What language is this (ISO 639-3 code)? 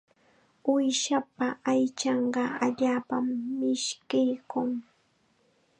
qxa